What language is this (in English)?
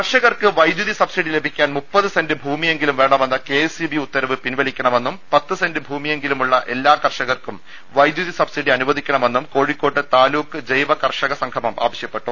Malayalam